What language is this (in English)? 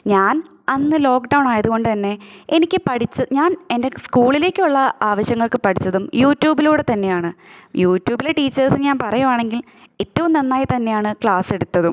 Malayalam